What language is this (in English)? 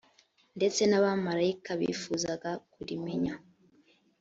Kinyarwanda